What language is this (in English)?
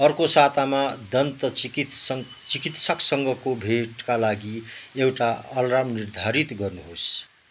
Nepali